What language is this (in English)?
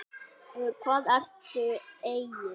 Icelandic